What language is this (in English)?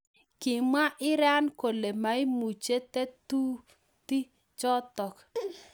Kalenjin